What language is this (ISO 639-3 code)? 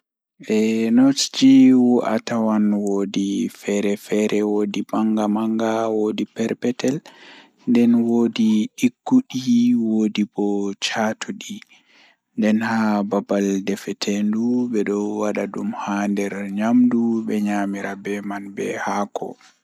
ful